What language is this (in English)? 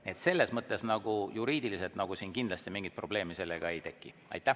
Estonian